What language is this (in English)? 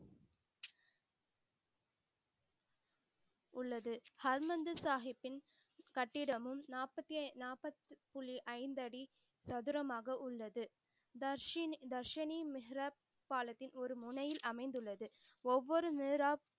Tamil